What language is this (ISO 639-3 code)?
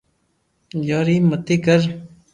lrk